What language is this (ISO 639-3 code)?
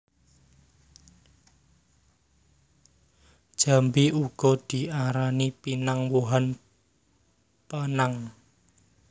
jav